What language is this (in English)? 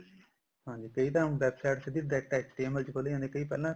Punjabi